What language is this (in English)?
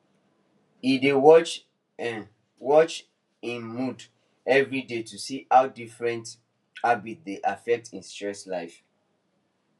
Nigerian Pidgin